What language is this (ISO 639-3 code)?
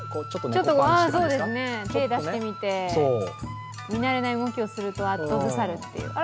jpn